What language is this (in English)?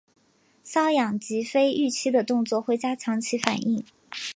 Chinese